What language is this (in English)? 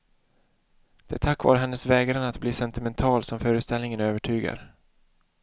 Swedish